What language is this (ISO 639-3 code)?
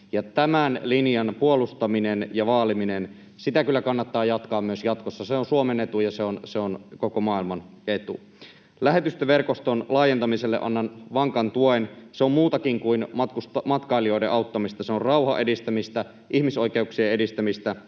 fin